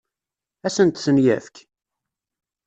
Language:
Kabyle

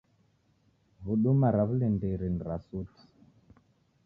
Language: Taita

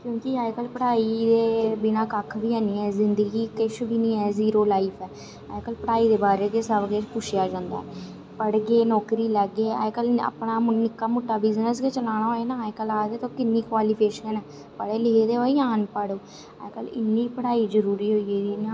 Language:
Dogri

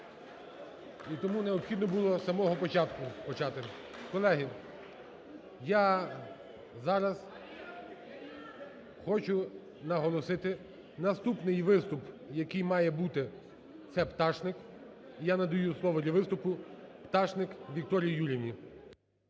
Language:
Ukrainian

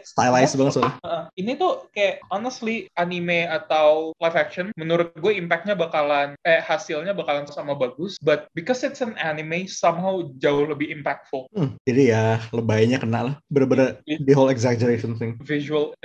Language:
Indonesian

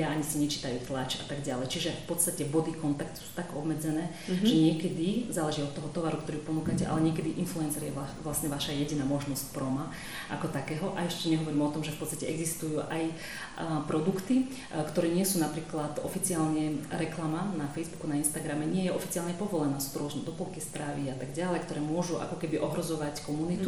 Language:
Slovak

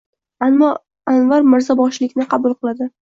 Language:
Uzbek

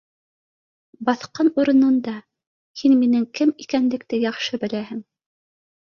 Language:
Bashkir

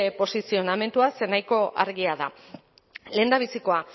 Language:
Basque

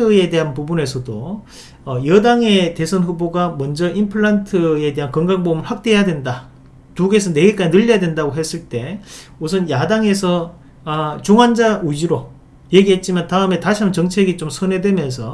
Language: Korean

